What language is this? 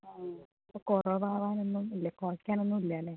Malayalam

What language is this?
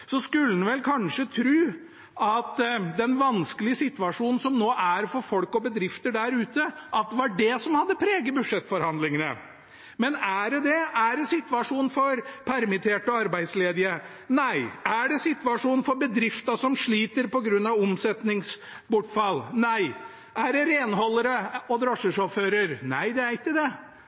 Norwegian Bokmål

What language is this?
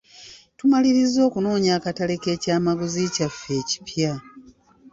Ganda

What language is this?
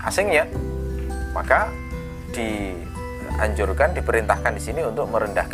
Indonesian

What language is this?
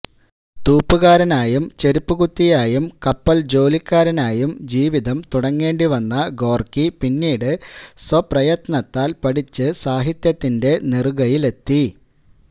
Malayalam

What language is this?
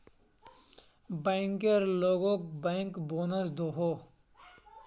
Magahi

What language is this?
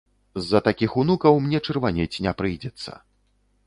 Belarusian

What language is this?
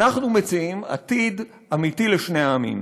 Hebrew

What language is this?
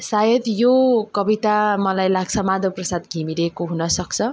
Nepali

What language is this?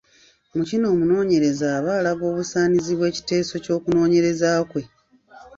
Ganda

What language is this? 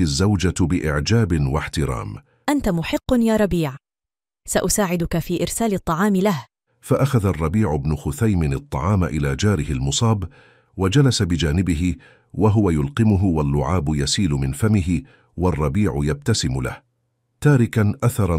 Arabic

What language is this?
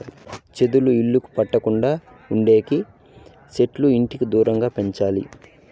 Telugu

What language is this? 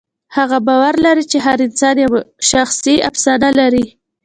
Pashto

